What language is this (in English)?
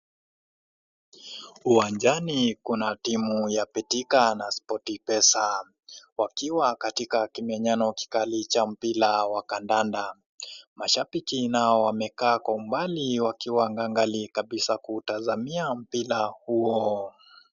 Swahili